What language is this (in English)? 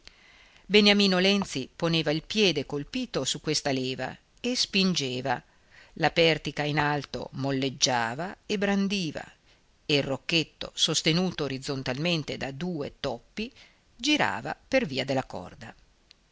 Italian